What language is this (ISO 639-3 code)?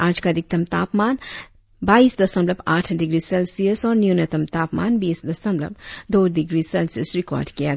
hin